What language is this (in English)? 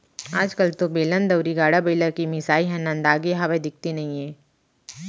Chhattisgarhi